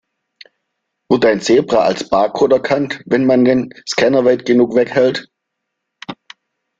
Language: German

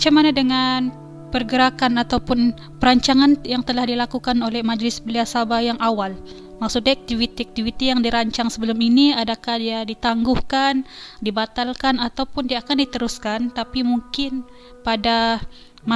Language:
Malay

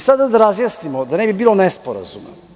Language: Serbian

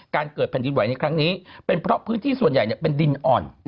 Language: Thai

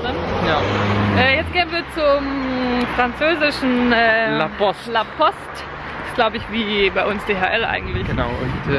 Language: German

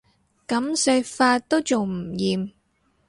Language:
Cantonese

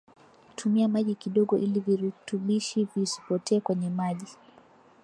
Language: Swahili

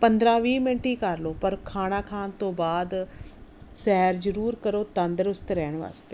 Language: Punjabi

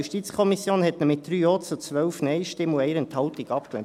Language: Swiss German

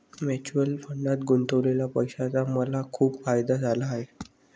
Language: Marathi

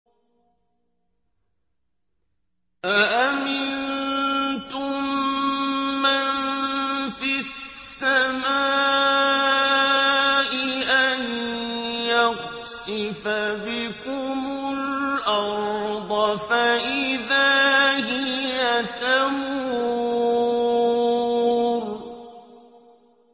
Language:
Arabic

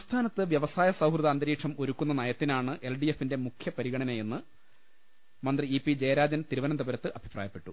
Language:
Malayalam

